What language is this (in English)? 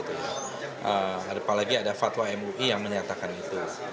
Indonesian